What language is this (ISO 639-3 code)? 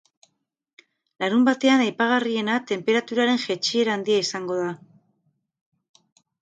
eus